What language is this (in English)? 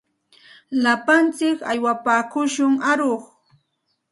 Santa Ana de Tusi Pasco Quechua